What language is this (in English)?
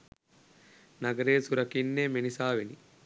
Sinhala